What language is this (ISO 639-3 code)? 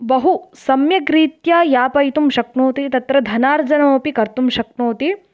san